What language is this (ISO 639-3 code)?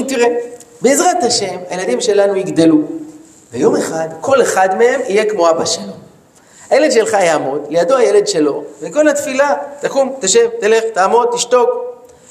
heb